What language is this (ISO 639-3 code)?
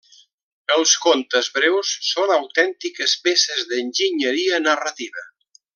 cat